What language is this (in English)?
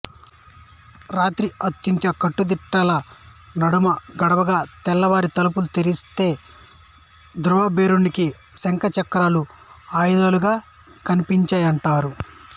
Telugu